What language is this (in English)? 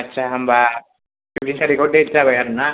Bodo